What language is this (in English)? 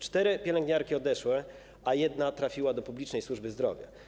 Polish